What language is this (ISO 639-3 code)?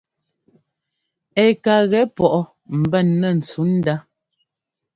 jgo